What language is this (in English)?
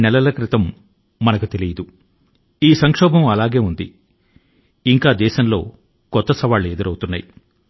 Telugu